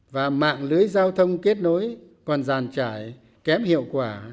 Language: Vietnamese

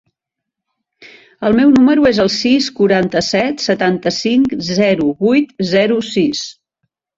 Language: Catalan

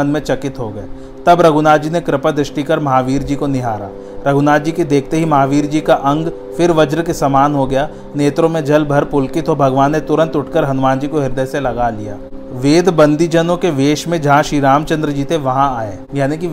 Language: Hindi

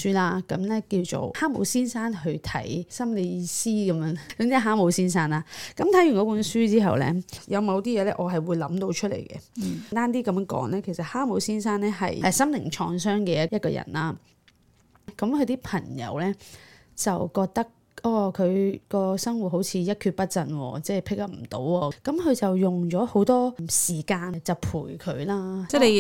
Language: Chinese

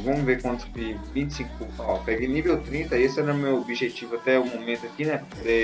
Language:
Portuguese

